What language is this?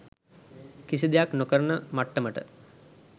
Sinhala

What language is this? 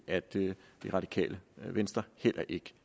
Danish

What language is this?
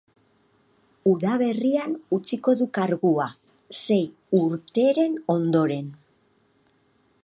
Basque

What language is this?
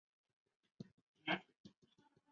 Chinese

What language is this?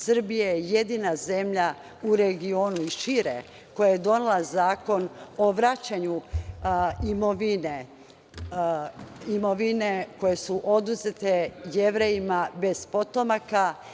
Serbian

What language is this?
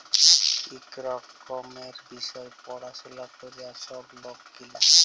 Bangla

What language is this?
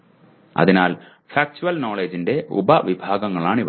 Malayalam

